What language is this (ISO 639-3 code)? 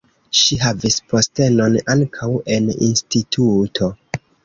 epo